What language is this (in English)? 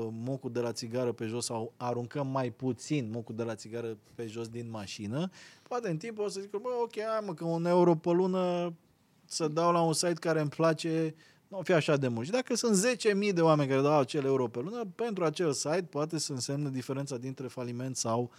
Romanian